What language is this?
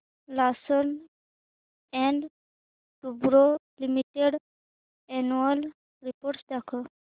Marathi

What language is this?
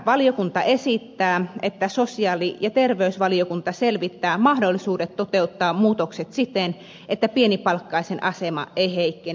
Finnish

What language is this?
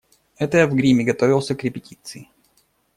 Russian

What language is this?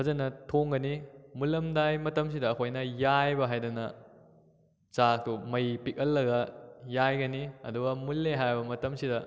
Manipuri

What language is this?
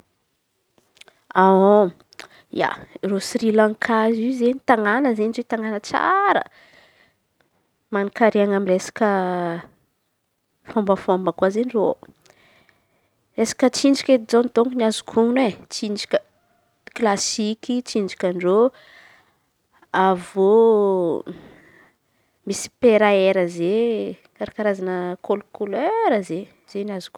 Antankarana Malagasy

